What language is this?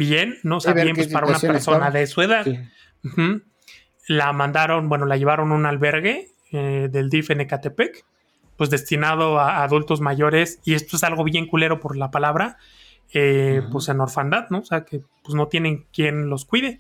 Spanish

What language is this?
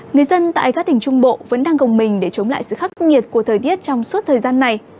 Vietnamese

